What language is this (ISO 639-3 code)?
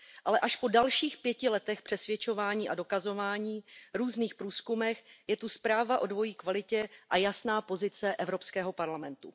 ces